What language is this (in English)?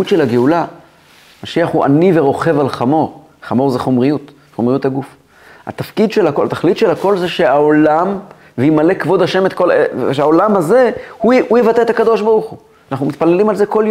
Hebrew